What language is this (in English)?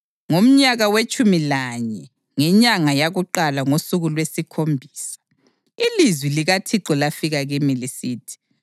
North Ndebele